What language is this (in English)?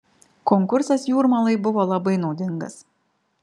Lithuanian